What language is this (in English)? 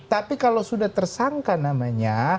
Indonesian